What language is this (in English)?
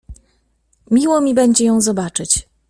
Polish